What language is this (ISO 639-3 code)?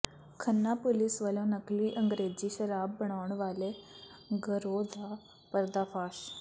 pan